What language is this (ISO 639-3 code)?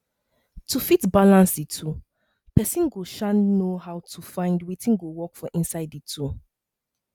pcm